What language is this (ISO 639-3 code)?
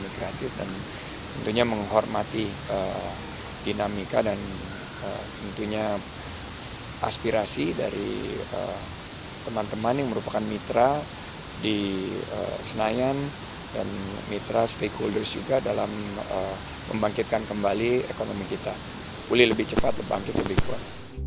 ind